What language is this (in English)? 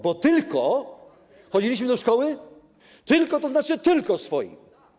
Polish